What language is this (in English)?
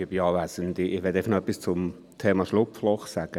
Swiss German